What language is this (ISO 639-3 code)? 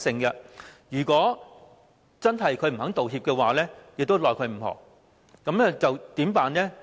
yue